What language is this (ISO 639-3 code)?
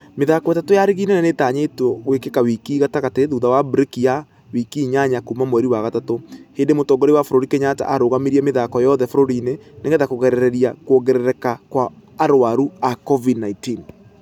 kik